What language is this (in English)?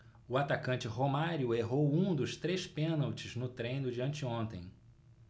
Portuguese